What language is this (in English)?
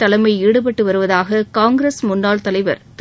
Tamil